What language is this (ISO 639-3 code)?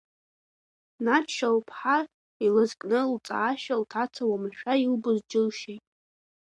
abk